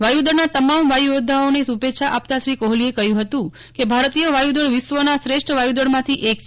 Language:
Gujarati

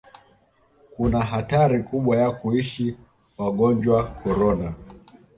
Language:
Swahili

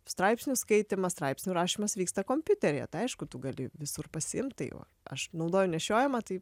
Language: Lithuanian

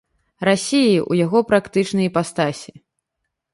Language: Belarusian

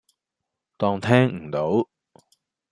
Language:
Cantonese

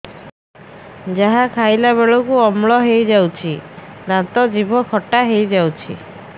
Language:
Odia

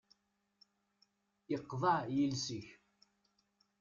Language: Kabyle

